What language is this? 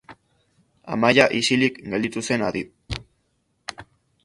Basque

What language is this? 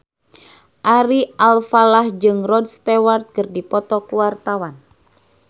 Sundanese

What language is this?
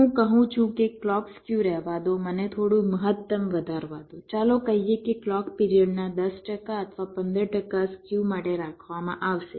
Gujarati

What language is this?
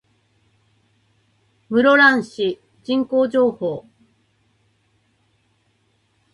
Japanese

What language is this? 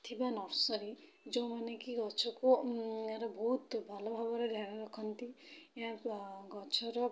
Odia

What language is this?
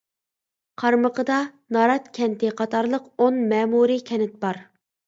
Uyghur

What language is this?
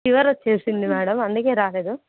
Telugu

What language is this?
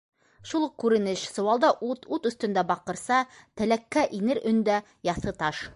Bashkir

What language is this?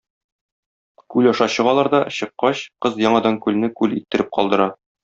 Tatar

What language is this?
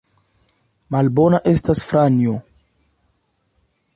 Esperanto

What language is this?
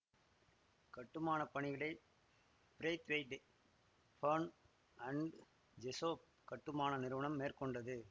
Tamil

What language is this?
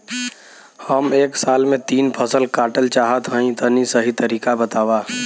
Bhojpuri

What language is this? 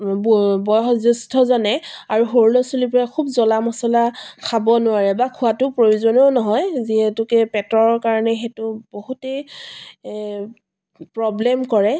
Assamese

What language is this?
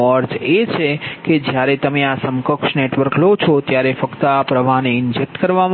Gujarati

